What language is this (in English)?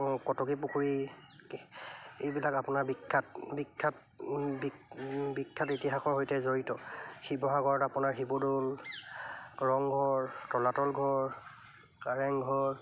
Assamese